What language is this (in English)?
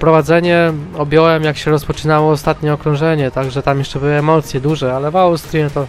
Polish